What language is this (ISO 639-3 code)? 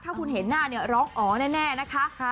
tha